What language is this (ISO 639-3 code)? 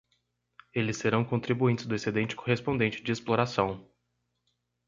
por